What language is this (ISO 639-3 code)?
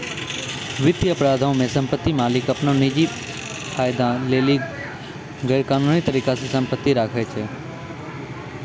mai